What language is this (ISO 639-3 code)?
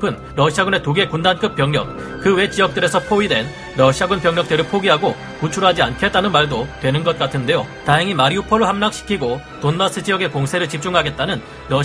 kor